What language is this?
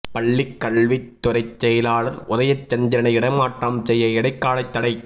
Tamil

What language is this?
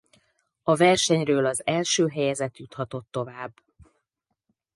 Hungarian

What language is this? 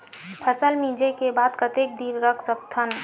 Chhattisgarhi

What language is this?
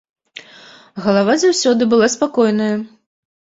Belarusian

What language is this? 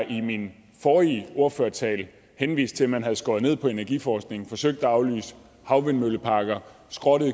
Danish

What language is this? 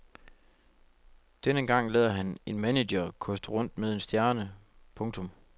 Danish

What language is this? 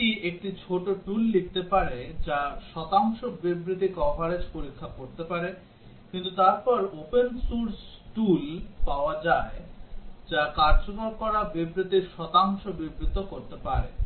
Bangla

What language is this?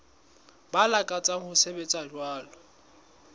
Southern Sotho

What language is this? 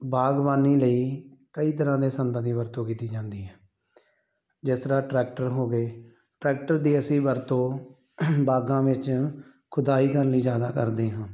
Punjabi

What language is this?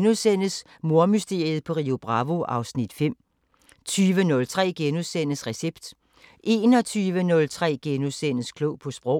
Danish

